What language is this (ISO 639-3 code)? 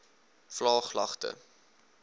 afr